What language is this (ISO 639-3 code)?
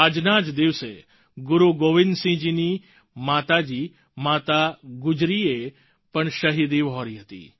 guj